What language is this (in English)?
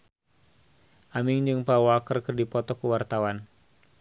Sundanese